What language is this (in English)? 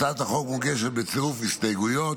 Hebrew